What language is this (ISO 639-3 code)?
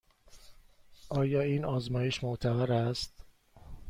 fas